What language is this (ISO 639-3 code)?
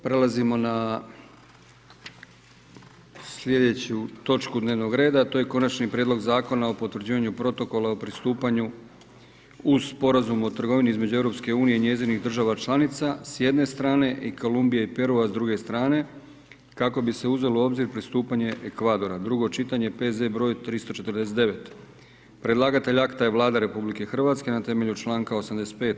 hrv